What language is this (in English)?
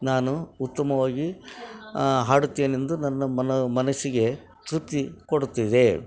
Kannada